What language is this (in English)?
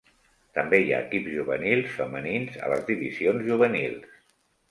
Catalan